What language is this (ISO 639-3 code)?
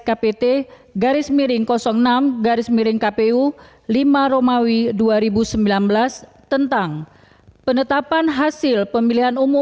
ind